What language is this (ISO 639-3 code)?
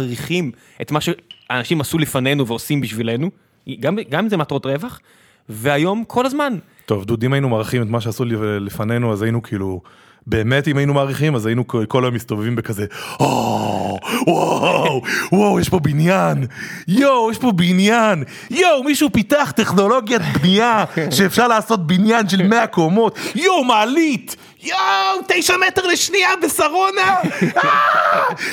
heb